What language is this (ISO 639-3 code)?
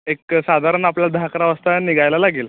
mar